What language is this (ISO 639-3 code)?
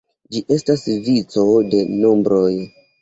epo